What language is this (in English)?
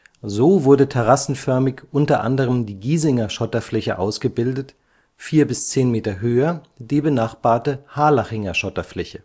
German